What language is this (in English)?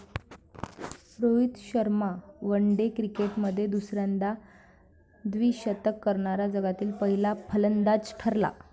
Marathi